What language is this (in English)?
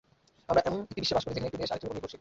Bangla